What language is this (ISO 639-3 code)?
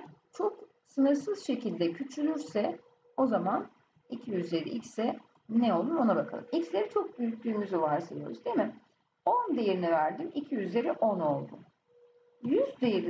tur